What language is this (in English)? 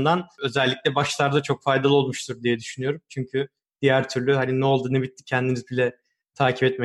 Turkish